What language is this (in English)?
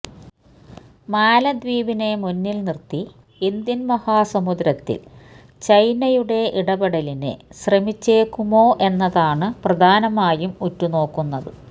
Malayalam